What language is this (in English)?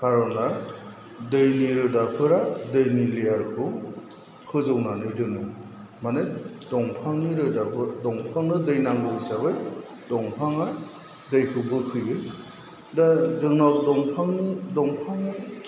Bodo